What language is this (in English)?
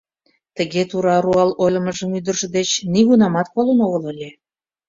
Mari